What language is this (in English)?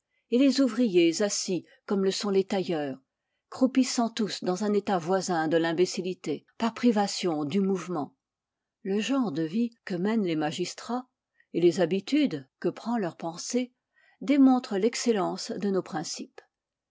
French